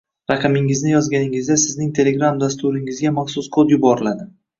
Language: Uzbek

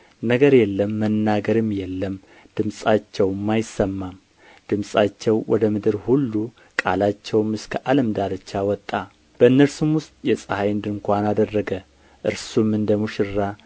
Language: Amharic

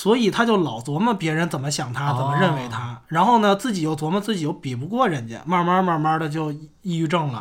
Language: Chinese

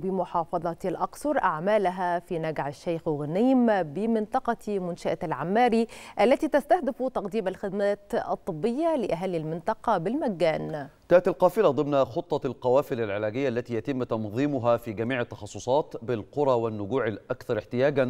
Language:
Arabic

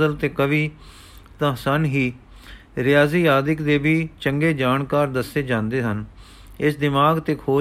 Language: Punjabi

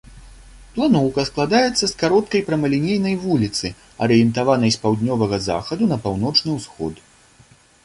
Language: Belarusian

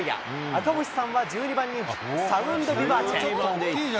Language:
Japanese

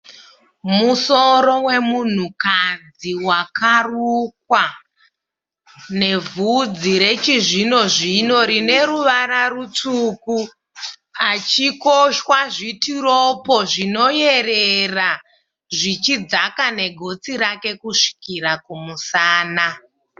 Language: Shona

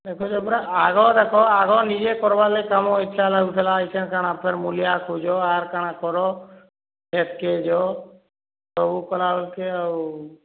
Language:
Odia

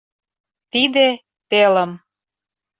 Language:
Mari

